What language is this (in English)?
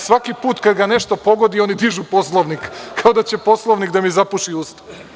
Serbian